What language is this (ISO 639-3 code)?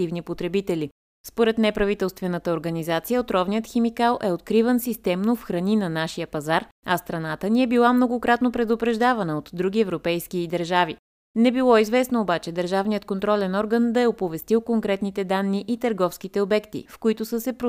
bul